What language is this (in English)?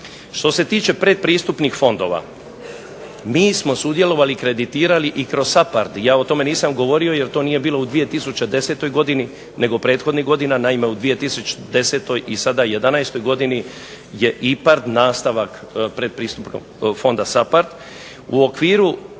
Croatian